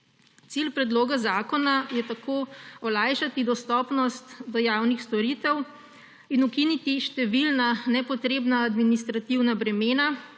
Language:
Slovenian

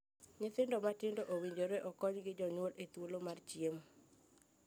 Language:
Luo (Kenya and Tanzania)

